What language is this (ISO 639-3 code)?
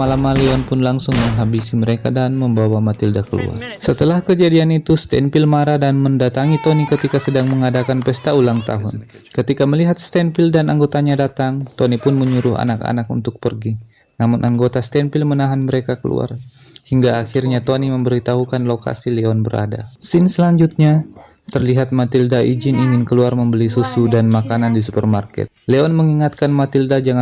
ind